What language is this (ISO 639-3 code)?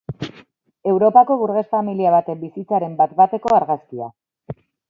eus